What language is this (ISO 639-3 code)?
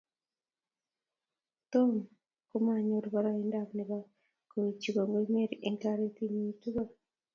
kln